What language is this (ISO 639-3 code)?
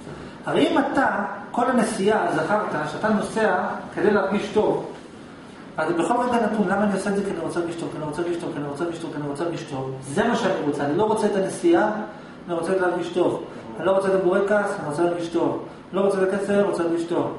heb